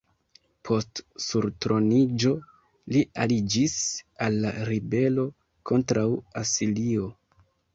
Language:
Esperanto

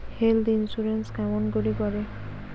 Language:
Bangla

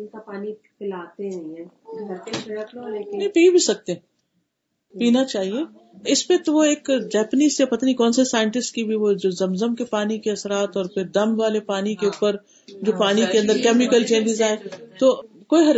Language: Urdu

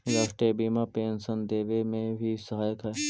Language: Magahi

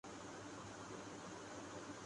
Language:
Urdu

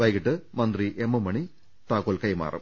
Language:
Malayalam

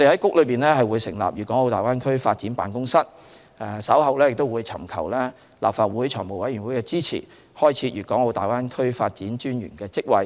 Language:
Cantonese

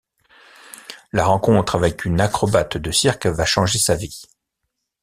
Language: French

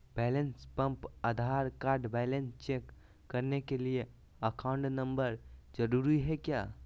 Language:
Magahi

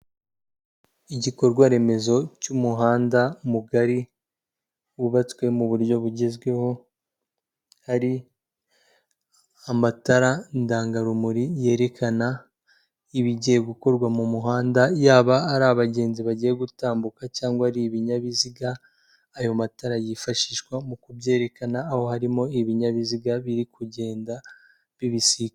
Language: Kinyarwanda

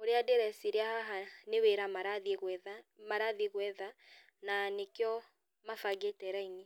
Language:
Kikuyu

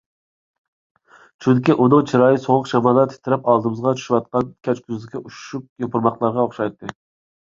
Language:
Uyghur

